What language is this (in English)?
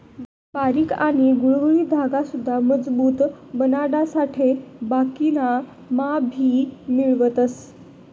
Marathi